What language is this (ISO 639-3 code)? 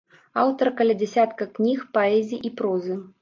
bel